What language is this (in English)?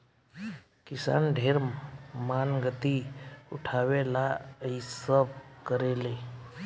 Bhojpuri